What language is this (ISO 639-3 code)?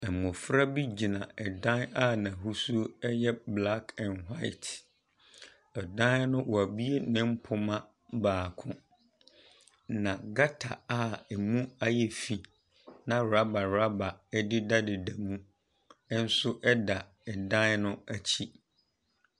aka